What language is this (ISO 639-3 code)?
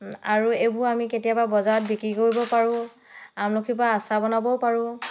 asm